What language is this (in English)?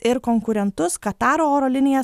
Lithuanian